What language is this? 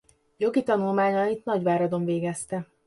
Hungarian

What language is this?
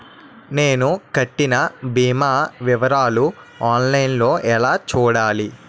Telugu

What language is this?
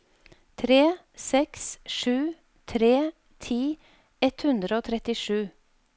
Norwegian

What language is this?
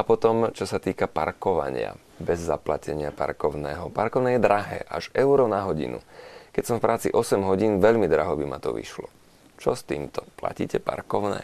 Slovak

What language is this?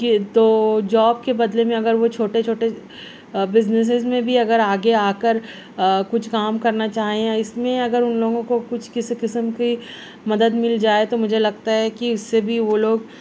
Urdu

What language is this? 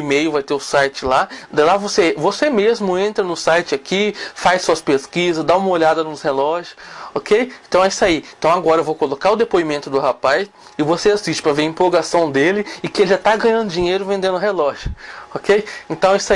Portuguese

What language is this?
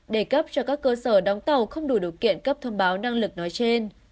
Vietnamese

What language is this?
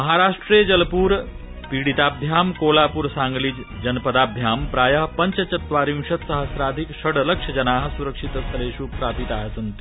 Sanskrit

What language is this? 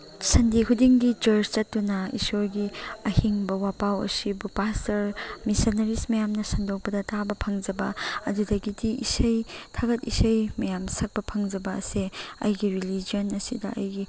Manipuri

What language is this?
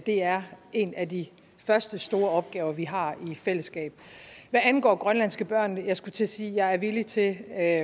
Danish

